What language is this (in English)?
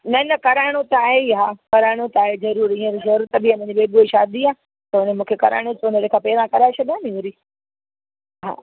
Sindhi